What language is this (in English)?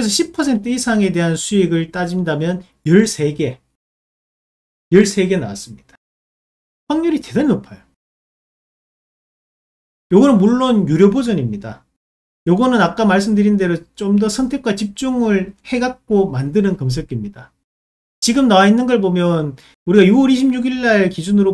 Korean